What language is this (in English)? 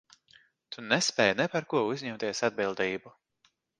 Latvian